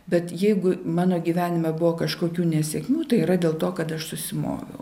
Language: Lithuanian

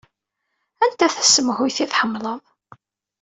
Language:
Kabyle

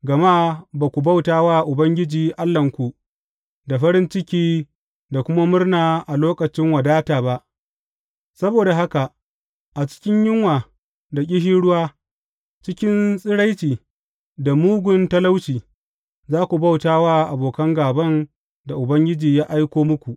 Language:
Hausa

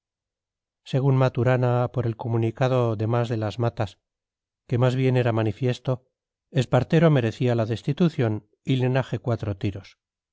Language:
Spanish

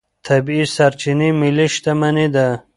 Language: Pashto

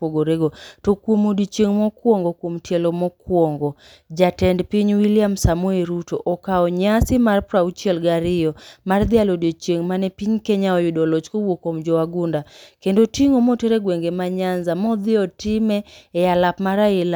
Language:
Luo (Kenya and Tanzania)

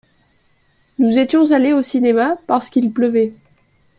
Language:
French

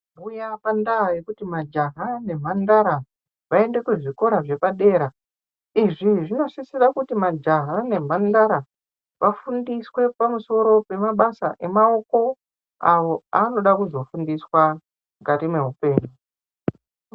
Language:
Ndau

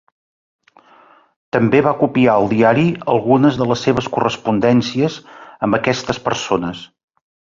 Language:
Catalan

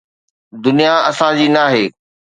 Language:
Sindhi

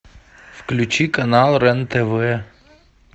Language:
Russian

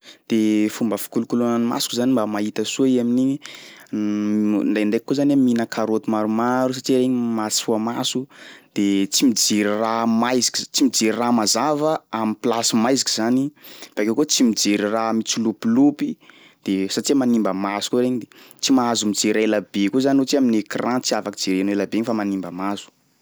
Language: Sakalava Malagasy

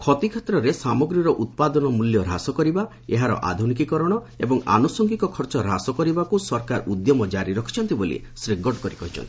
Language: Odia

